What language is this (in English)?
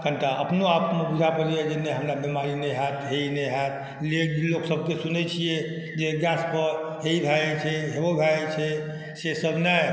Maithili